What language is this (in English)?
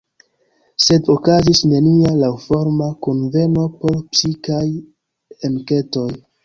Esperanto